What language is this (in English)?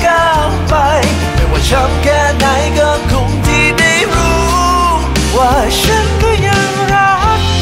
Thai